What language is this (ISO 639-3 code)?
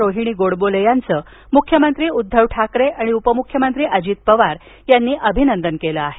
mar